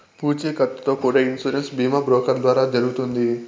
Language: Telugu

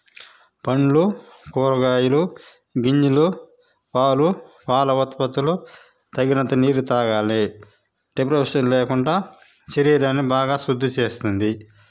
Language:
Telugu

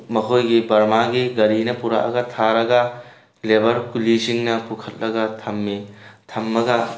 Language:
Manipuri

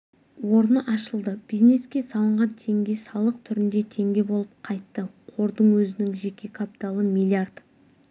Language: Kazakh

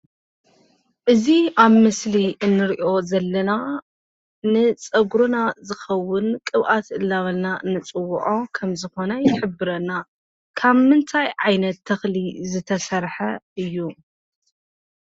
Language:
Tigrinya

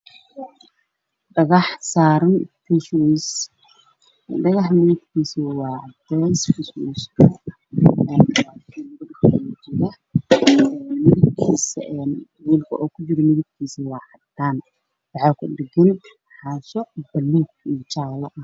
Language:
Somali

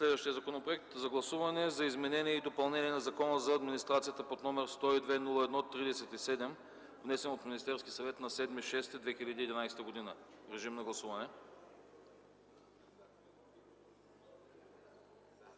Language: Bulgarian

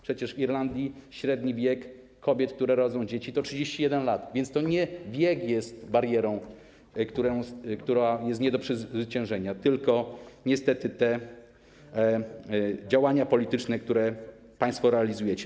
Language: Polish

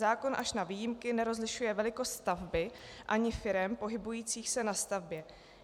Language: Czech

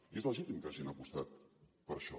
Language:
Catalan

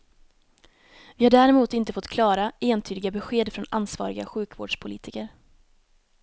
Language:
Swedish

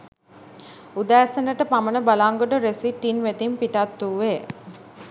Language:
Sinhala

